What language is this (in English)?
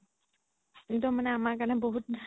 Assamese